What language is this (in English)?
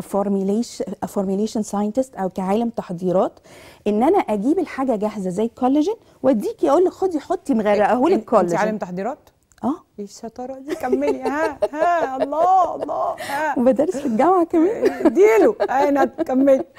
Arabic